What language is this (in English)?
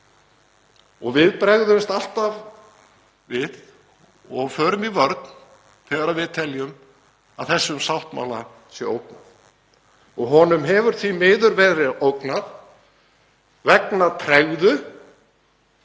Icelandic